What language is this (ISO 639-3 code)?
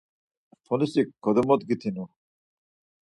lzz